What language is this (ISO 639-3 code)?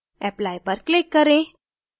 hin